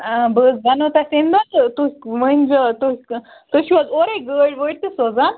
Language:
Kashmiri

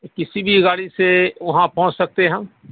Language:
Urdu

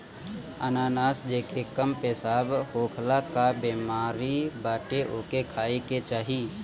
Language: Bhojpuri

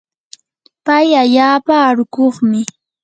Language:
Yanahuanca Pasco Quechua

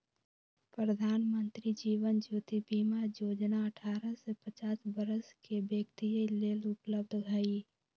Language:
Magahi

